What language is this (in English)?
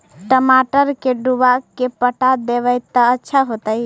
Magahi